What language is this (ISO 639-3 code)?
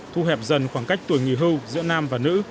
vie